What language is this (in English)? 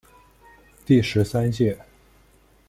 Chinese